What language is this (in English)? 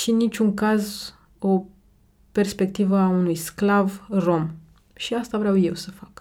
Romanian